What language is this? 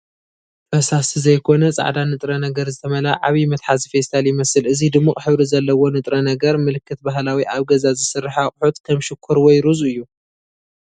Tigrinya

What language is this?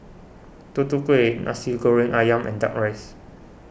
English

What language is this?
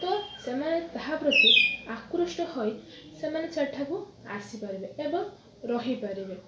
Odia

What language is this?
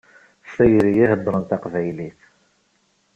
Kabyle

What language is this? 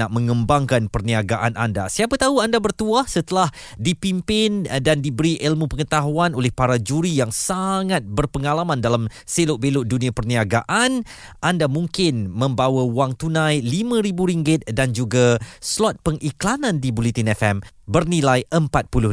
Malay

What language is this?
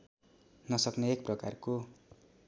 Nepali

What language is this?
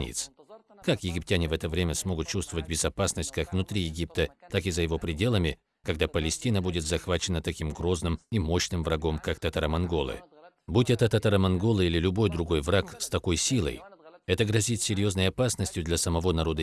Russian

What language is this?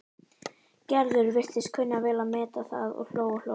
Icelandic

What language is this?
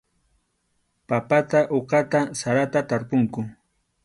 Arequipa-La Unión Quechua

